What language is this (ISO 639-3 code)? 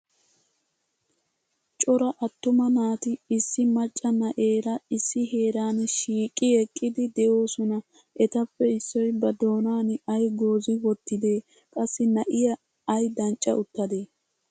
wal